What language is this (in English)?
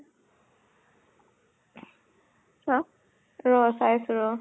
Assamese